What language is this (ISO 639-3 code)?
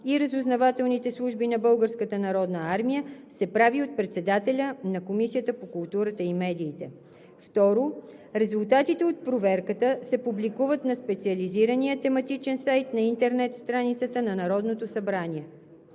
bul